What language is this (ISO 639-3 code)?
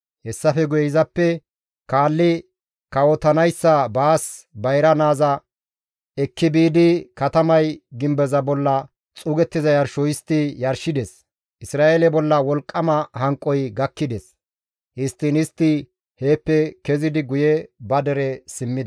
gmv